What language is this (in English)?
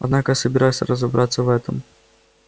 Russian